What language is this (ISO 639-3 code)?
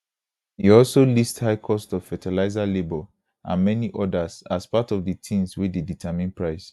pcm